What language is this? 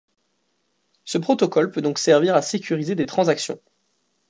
French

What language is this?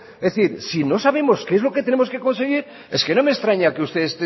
Spanish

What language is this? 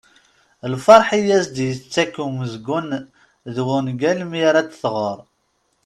Kabyle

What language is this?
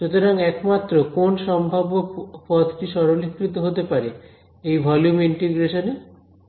Bangla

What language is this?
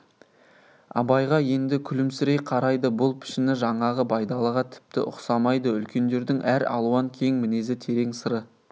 Kazakh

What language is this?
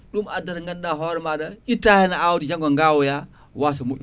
Fula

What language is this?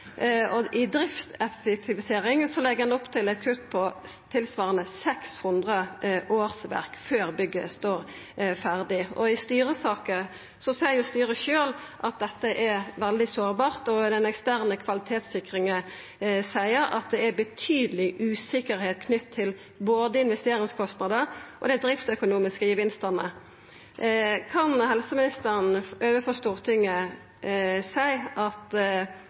Norwegian Nynorsk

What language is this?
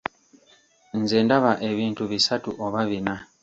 Ganda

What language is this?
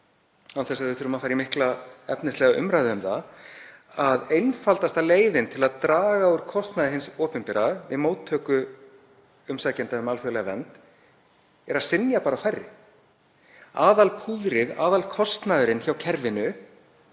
Icelandic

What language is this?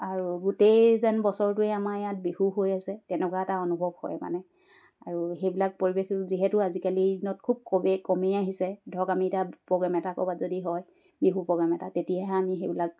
Assamese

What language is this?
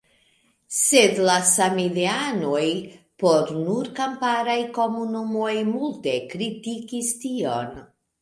Esperanto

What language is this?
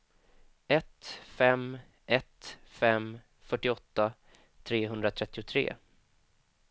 Swedish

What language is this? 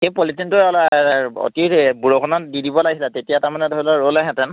Assamese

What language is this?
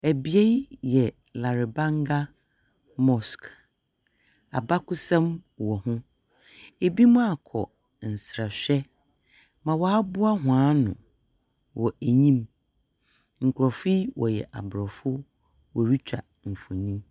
Akan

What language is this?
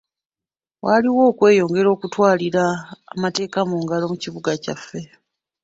Ganda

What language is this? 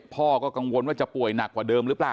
Thai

